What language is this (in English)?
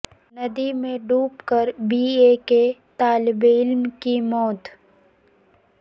Urdu